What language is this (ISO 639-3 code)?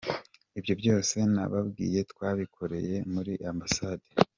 kin